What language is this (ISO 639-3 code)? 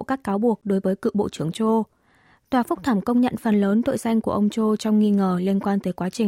vie